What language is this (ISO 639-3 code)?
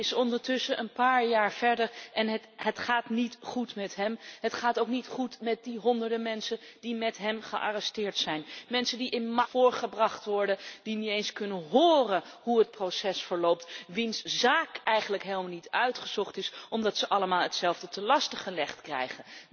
nld